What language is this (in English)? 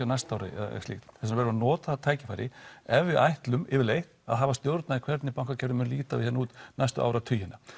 Icelandic